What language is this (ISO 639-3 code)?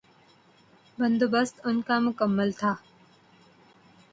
urd